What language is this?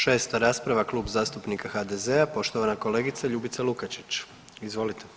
Croatian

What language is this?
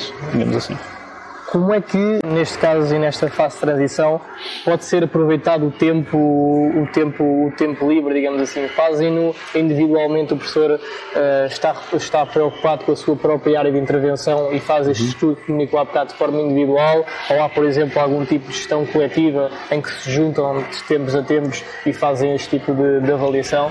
Portuguese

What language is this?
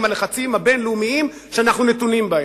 Hebrew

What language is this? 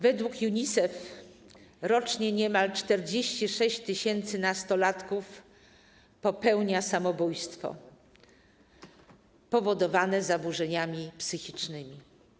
Polish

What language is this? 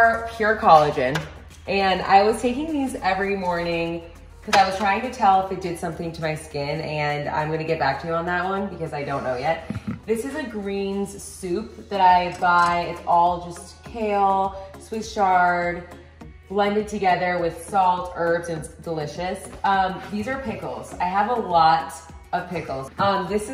English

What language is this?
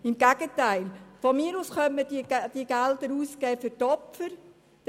Swiss German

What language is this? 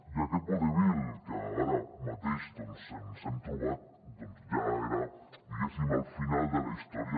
Catalan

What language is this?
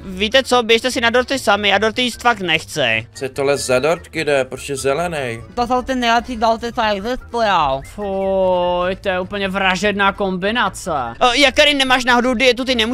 Czech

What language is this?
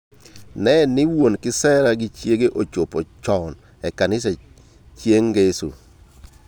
Luo (Kenya and Tanzania)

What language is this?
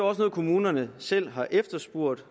Danish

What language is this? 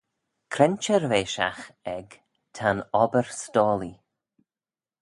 Manx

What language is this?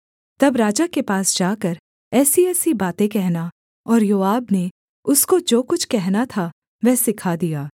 Hindi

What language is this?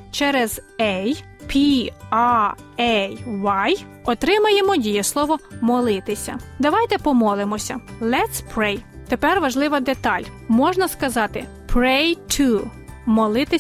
Ukrainian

